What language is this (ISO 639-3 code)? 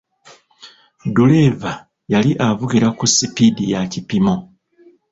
lug